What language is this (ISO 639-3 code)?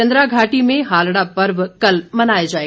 hin